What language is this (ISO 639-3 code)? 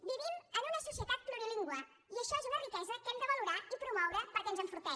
cat